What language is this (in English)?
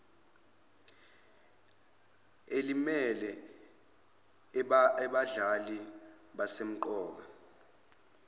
Zulu